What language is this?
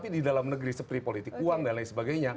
Indonesian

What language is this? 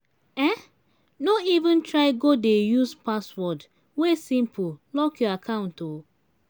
Nigerian Pidgin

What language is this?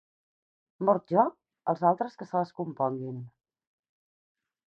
Catalan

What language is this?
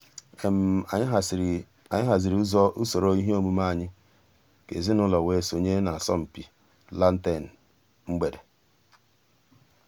Igbo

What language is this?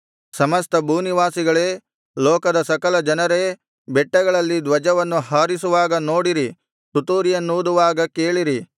Kannada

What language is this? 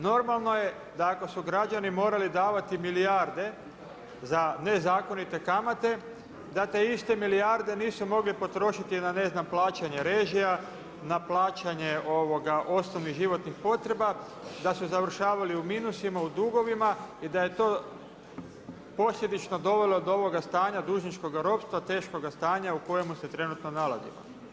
Croatian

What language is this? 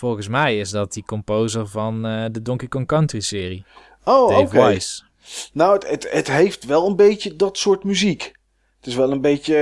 Dutch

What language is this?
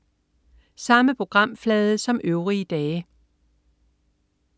Danish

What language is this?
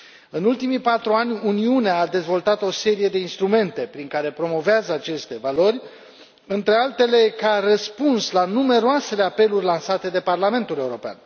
Romanian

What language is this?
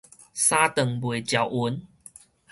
Min Nan Chinese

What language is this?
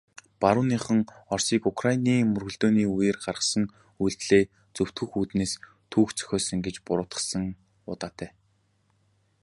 Mongolian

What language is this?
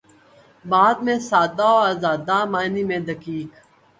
Urdu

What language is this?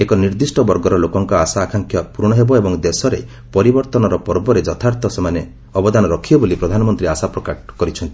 Odia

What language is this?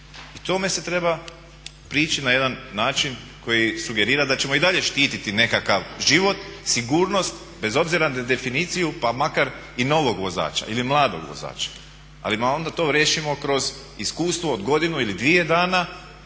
Croatian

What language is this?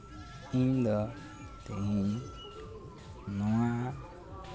Santali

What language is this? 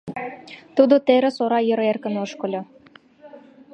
Mari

